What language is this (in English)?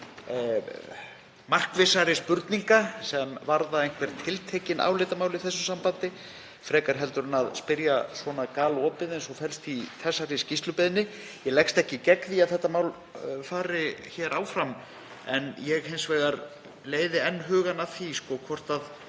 Icelandic